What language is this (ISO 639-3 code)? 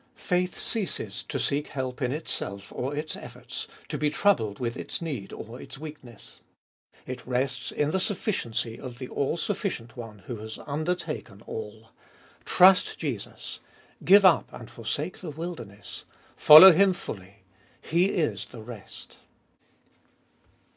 eng